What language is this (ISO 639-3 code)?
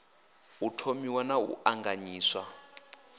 ven